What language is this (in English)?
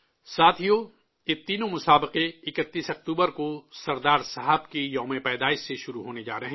Urdu